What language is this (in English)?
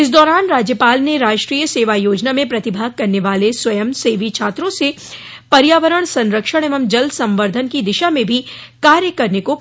Hindi